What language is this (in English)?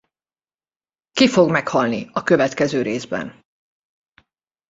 Hungarian